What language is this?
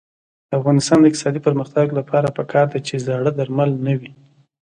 Pashto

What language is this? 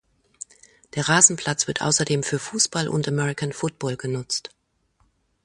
German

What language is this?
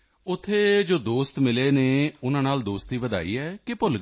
Punjabi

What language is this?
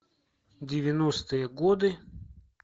Russian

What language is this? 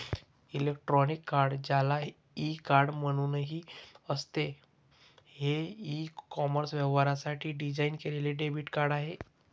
Marathi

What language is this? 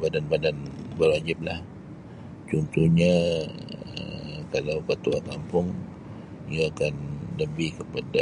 Sabah Bisaya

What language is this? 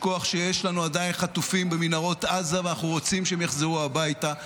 Hebrew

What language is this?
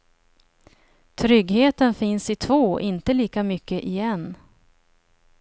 Swedish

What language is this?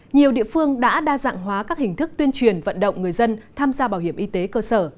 Vietnamese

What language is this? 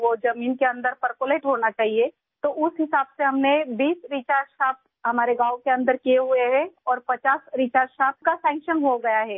Urdu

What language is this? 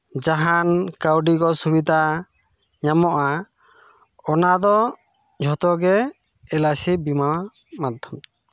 Santali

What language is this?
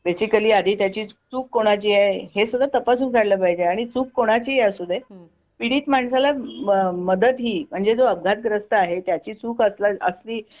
Marathi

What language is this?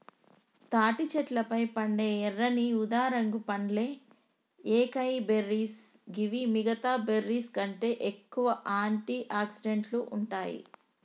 Telugu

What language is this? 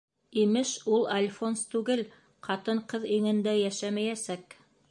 Bashkir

